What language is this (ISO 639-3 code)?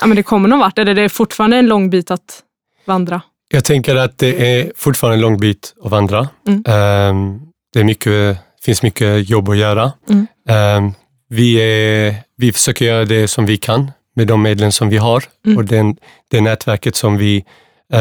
swe